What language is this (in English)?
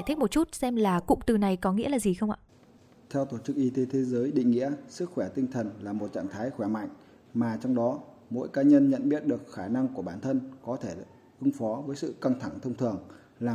Vietnamese